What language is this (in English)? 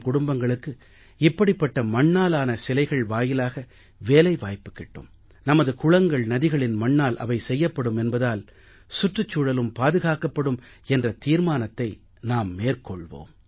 Tamil